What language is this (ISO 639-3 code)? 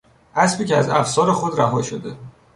fas